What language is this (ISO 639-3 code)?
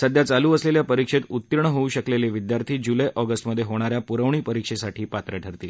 mar